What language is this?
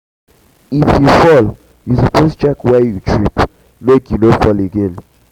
Nigerian Pidgin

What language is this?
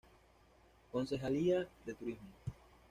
Spanish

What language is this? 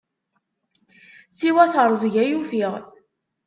Kabyle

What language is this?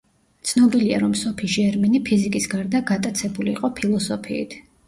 Georgian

